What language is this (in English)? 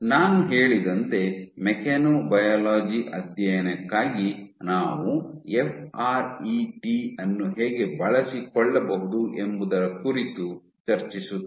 Kannada